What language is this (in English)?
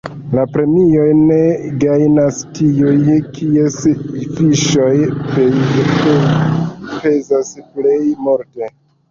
Esperanto